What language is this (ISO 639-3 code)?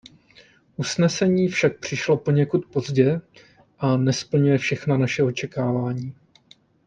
ces